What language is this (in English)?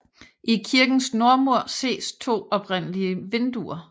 Danish